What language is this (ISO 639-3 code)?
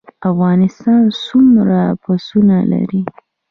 pus